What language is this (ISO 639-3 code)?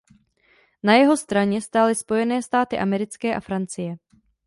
ces